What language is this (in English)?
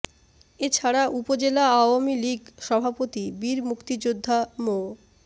Bangla